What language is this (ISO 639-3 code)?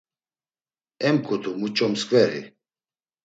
lzz